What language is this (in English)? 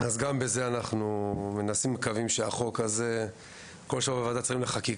Hebrew